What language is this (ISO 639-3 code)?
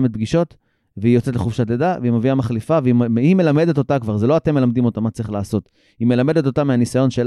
heb